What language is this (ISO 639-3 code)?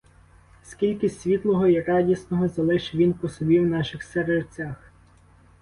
ukr